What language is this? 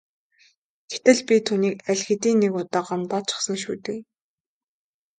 Mongolian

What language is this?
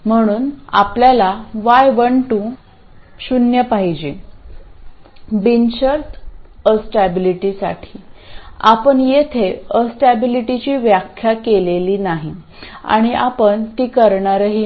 Marathi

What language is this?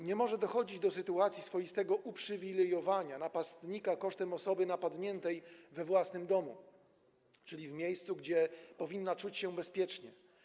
Polish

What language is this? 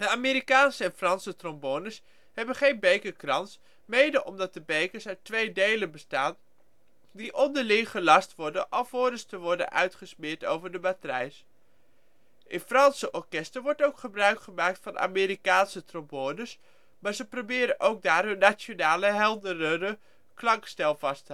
Dutch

